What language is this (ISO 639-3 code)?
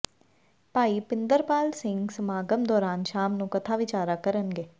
pan